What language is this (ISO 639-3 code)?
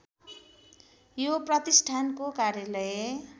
nep